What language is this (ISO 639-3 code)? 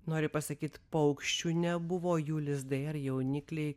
lit